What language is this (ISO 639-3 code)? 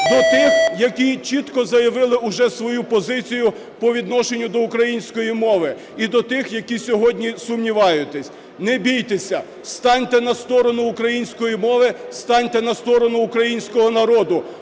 ukr